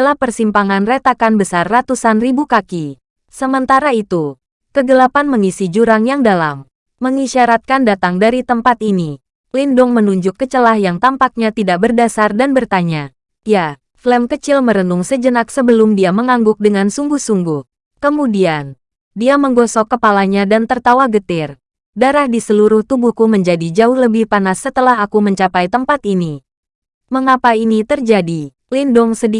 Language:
Indonesian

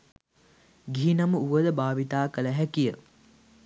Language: Sinhala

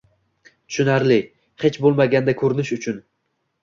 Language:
Uzbek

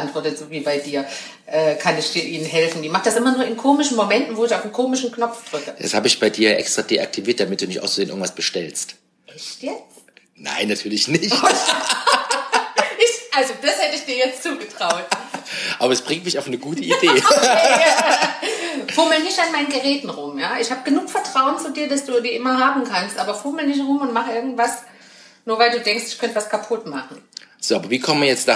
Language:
German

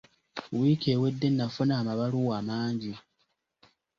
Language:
Ganda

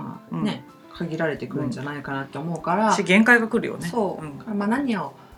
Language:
Japanese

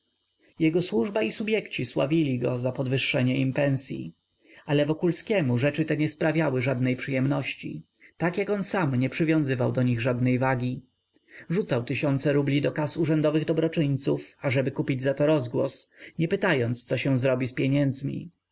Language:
Polish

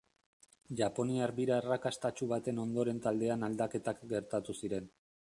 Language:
Basque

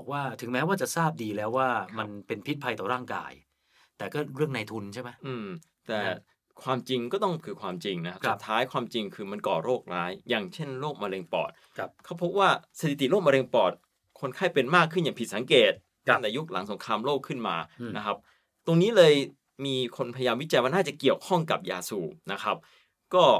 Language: Thai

